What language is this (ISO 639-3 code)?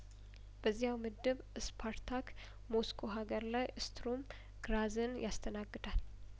amh